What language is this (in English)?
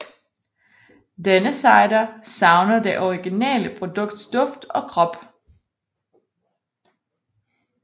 Danish